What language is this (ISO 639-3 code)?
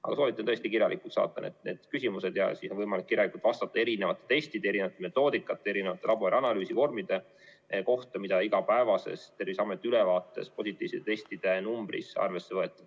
est